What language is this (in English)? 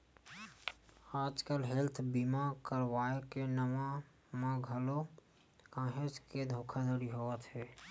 Chhattisgarhi